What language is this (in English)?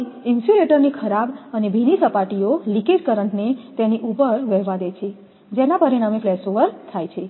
Gujarati